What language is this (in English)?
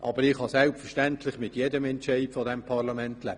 Swiss German